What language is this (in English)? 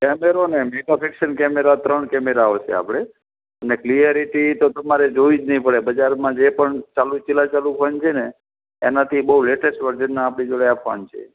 Gujarati